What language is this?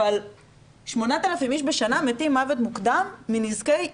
Hebrew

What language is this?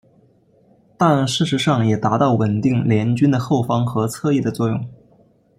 Chinese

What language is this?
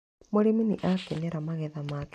Kikuyu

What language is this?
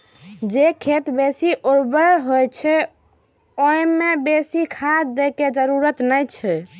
Maithili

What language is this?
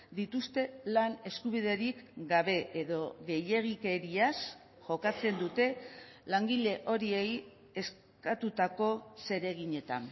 Basque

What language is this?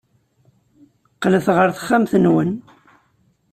Kabyle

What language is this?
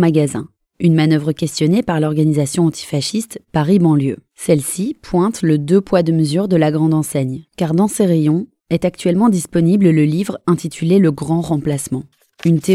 French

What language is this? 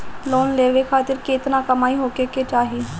Bhojpuri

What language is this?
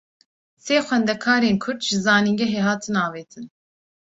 Kurdish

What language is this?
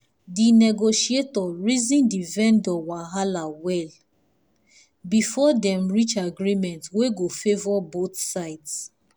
Nigerian Pidgin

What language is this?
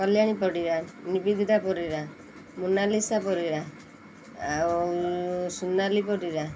Odia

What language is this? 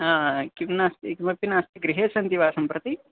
Sanskrit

